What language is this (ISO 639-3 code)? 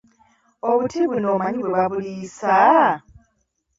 lug